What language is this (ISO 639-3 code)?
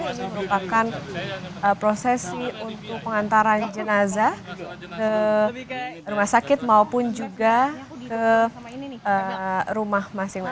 ind